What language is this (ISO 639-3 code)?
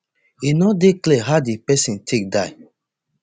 pcm